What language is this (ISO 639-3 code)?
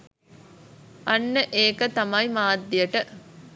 sin